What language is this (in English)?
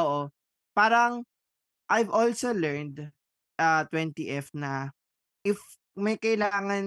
Filipino